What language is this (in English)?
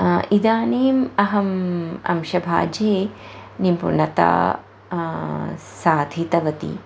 Sanskrit